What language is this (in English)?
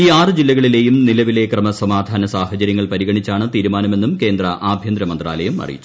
Malayalam